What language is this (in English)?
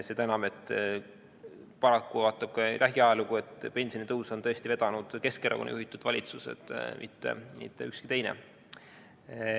Estonian